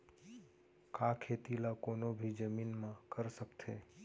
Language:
Chhattisgarhi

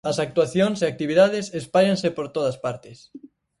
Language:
Galician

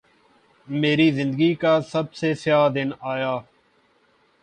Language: Urdu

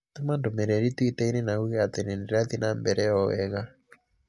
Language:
Kikuyu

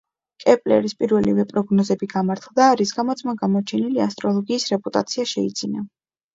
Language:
Georgian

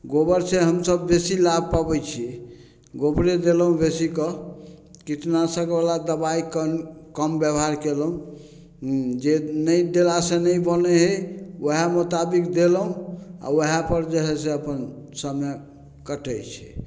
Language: Maithili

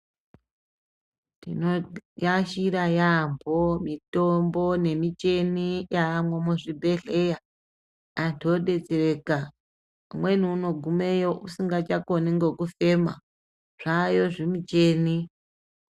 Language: Ndau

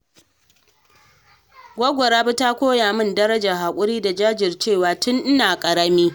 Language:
Hausa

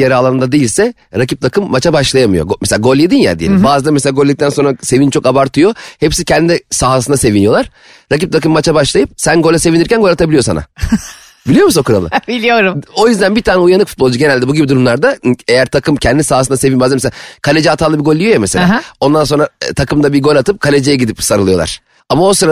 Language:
Turkish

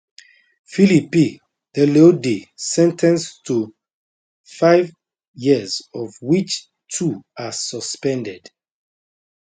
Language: Nigerian Pidgin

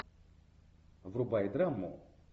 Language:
Russian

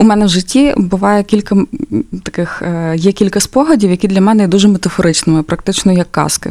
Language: Ukrainian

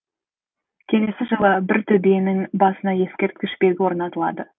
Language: Kazakh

